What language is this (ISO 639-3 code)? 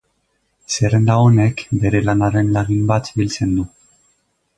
eus